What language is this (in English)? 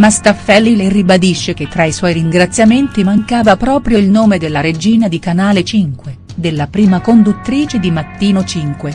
Italian